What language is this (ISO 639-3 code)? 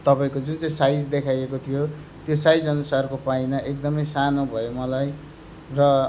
nep